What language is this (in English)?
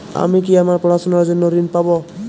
Bangla